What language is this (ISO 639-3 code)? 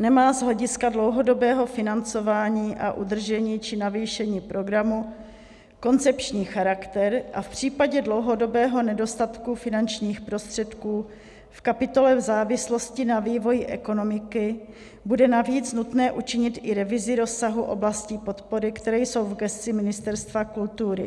ces